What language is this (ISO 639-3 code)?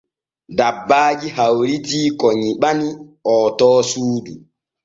fue